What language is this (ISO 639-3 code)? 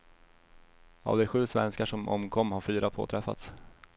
swe